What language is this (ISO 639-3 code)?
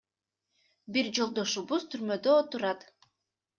kir